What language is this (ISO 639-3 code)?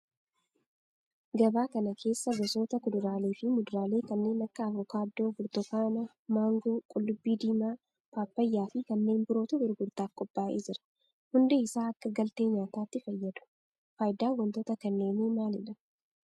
orm